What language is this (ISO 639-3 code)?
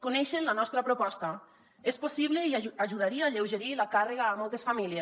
cat